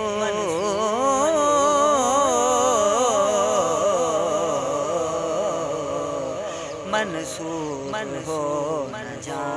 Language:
Urdu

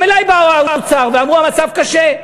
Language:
Hebrew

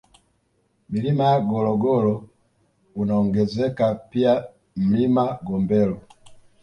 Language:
Swahili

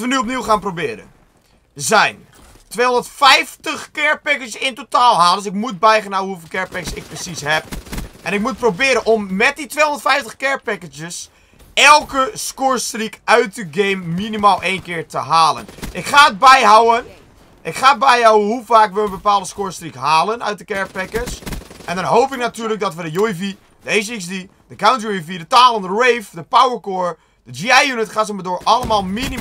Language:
Dutch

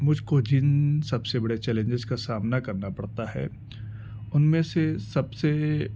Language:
Urdu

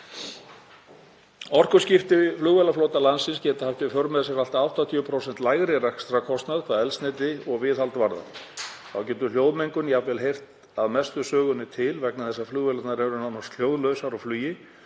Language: Icelandic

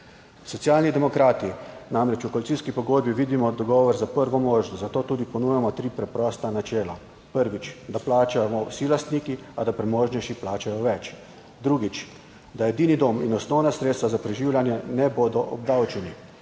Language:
Slovenian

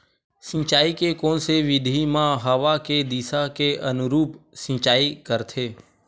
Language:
Chhattisgarhi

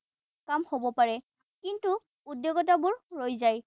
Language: Assamese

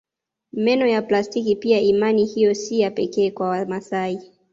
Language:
Swahili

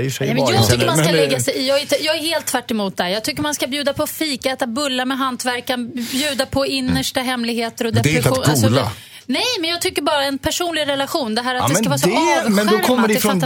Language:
Swedish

